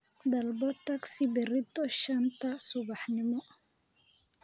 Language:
Somali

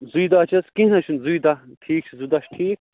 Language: Kashmiri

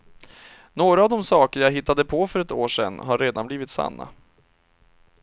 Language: Swedish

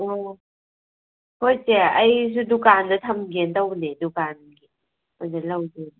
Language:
Manipuri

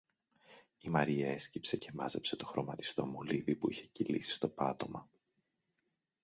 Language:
Greek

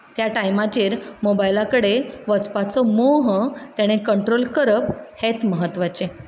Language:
Konkani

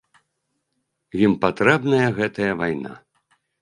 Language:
Belarusian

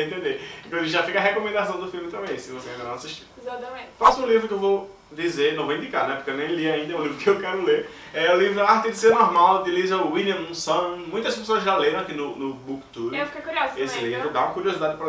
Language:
Portuguese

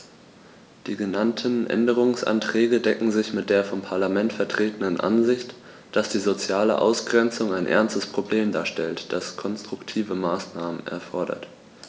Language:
German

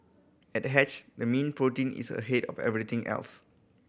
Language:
English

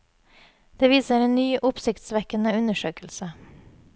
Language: Norwegian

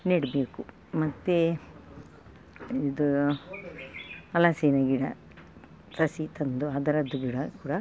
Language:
Kannada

